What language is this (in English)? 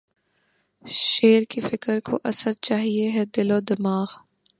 Urdu